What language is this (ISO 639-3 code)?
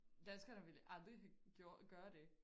dan